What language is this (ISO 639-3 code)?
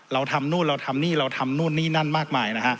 tha